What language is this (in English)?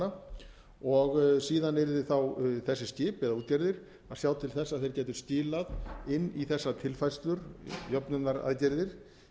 Icelandic